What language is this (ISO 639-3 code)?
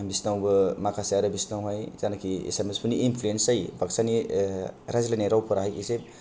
brx